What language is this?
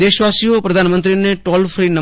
Gujarati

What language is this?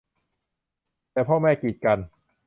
Thai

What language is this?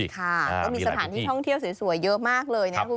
Thai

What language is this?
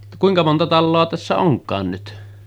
Finnish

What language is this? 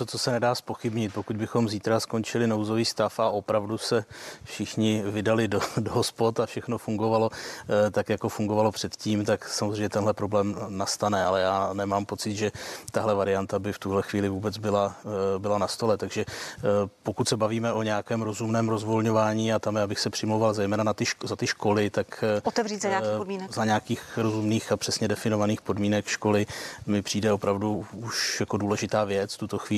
Czech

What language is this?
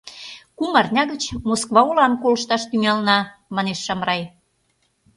Mari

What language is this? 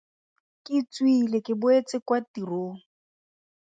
Tswana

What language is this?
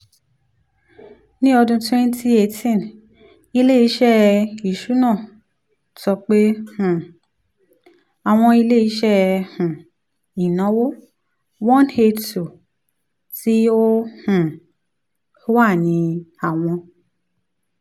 Yoruba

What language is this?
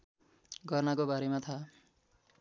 Nepali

